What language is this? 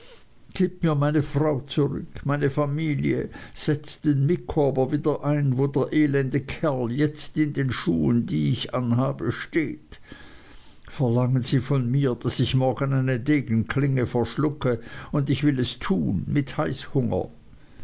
German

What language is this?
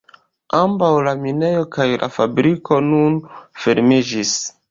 Esperanto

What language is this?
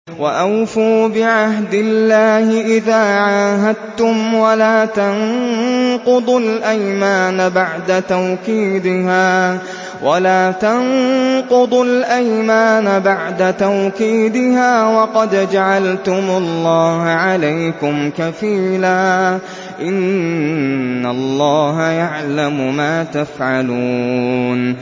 Arabic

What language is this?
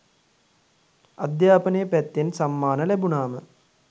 Sinhala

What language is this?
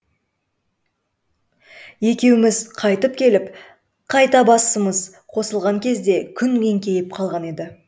Kazakh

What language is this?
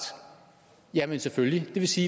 Danish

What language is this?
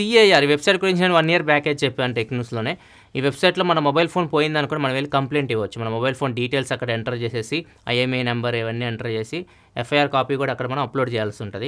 Telugu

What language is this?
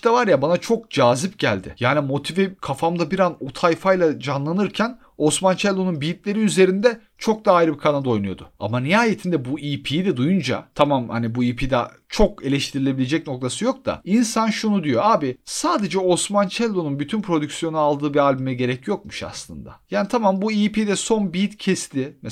Turkish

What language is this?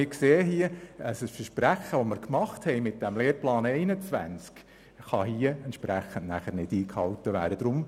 Swiss German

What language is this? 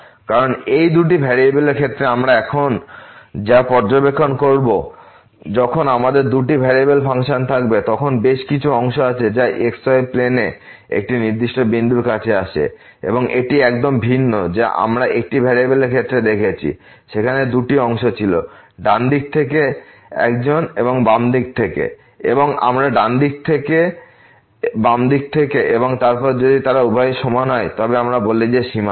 Bangla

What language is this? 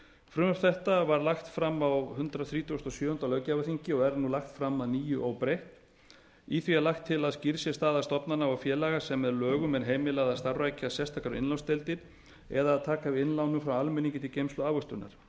Icelandic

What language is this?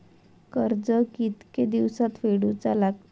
Marathi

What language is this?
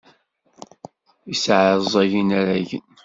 Kabyle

